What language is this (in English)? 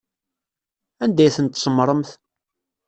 Kabyle